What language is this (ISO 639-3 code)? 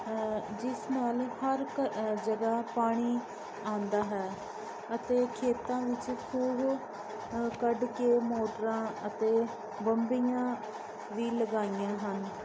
pan